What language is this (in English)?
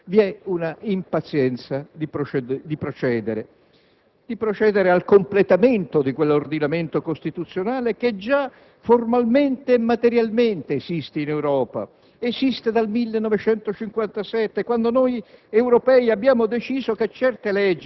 Italian